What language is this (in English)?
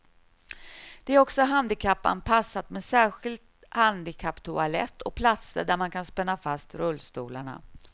Swedish